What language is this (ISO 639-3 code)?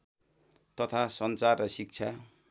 nep